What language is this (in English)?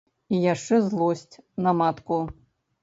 Belarusian